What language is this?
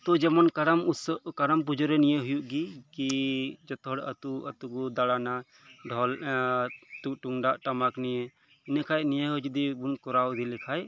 Santali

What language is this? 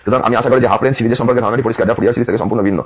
Bangla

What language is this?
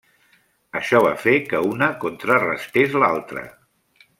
Catalan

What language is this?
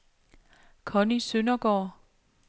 Danish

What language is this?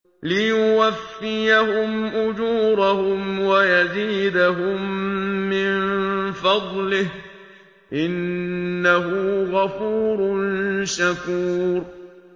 Arabic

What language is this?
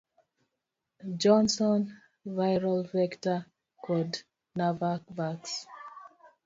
Luo (Kenya and Tanzania)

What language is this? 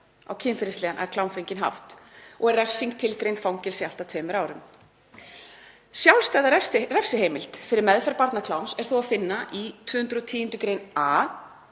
Icelandic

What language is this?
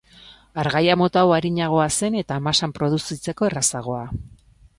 Basque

